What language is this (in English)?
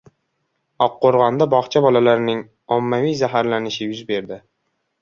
Uzbek